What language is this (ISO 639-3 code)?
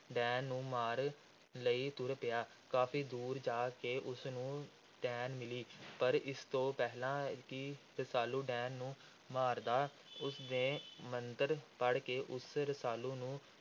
pan